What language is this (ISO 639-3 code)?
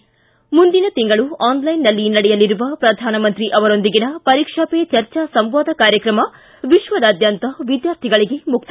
kan